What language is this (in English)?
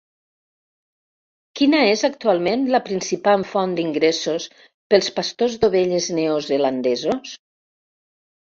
Catalan